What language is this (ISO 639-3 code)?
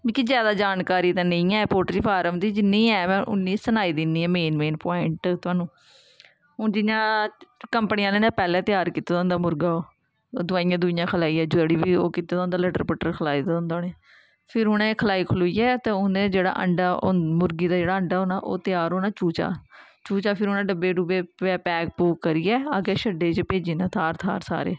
doi